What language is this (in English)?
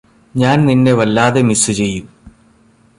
Malayalam